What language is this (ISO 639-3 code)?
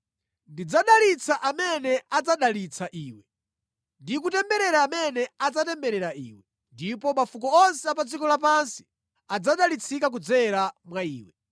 nya